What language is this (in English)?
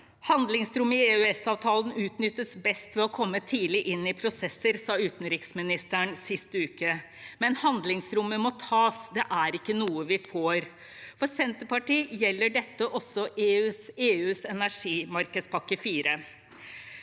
Norwegian